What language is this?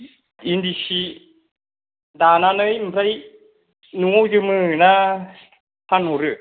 Bodo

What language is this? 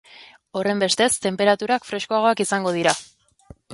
Basque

